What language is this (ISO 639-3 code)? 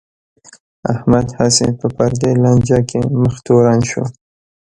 pus